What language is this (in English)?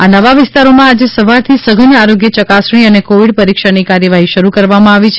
Gujarati